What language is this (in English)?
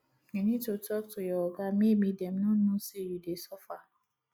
Nigerian Pidgin